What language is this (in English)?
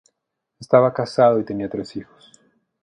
Spanish